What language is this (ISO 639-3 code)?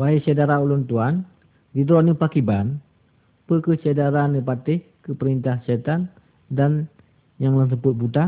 msa